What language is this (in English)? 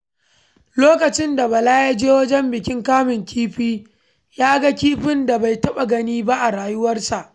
Hausa